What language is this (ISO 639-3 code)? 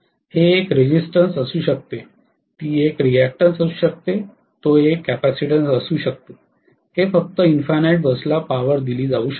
mar